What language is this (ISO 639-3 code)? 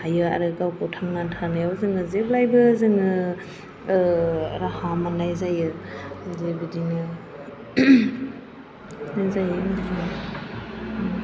brx